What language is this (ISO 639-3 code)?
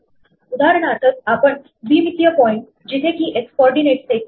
mar